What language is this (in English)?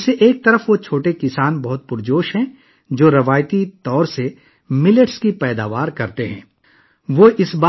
Urdu